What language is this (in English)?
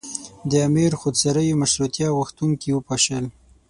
Pashto